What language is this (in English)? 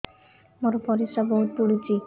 Odia